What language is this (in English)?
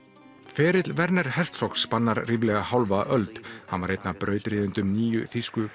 Icelandic